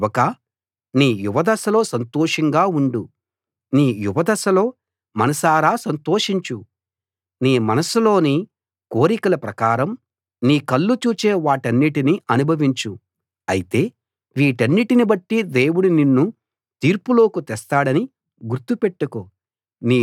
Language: Telugu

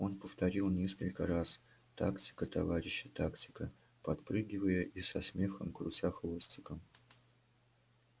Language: Russian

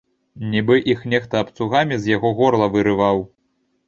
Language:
Belarusian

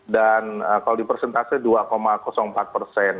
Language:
Indonesian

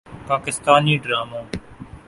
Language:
Urdu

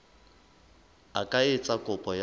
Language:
Southern Sotho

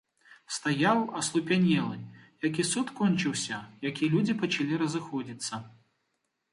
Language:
Belarusian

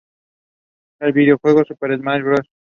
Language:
Spanish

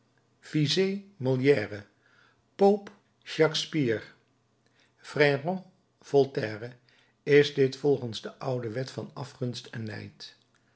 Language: Dutch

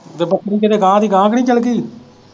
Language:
Punjabi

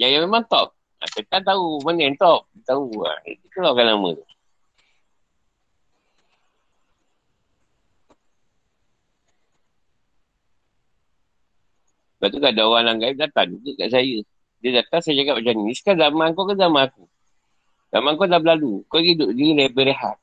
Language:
Malay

